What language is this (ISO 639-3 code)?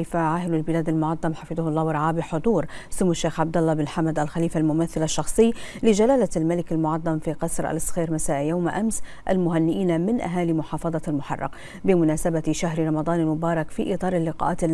ara